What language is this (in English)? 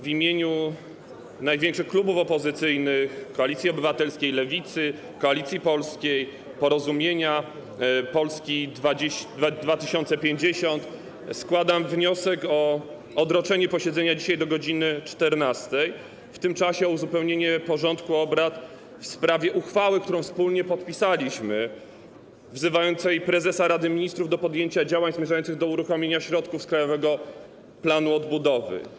Polish